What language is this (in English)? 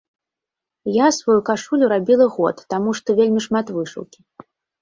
Belarusian